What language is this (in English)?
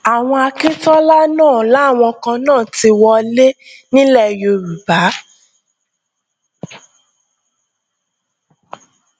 Yoruba